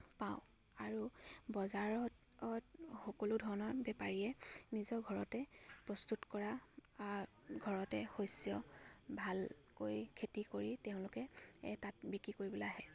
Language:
Assamese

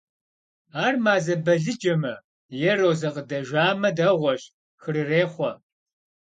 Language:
Kabardian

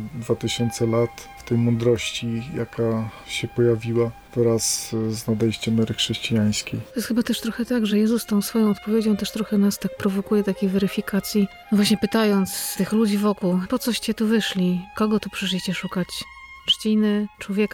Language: Polish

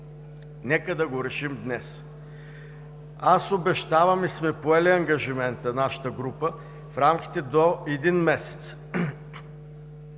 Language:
Bulgarian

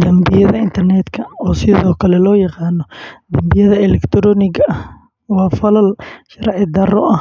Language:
Somali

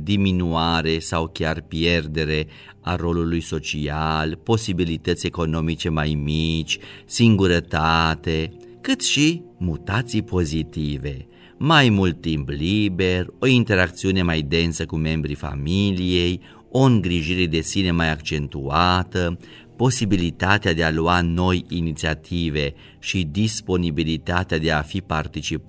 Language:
Romanian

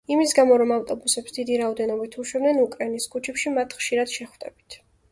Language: Georgian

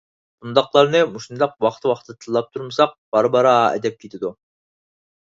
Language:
Uyghur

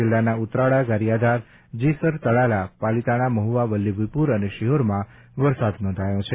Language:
Gujarati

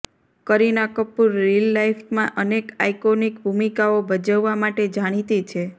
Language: Gujarati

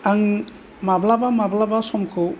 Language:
Bodo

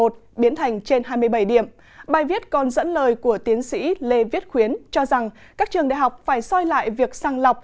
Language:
Vietnamese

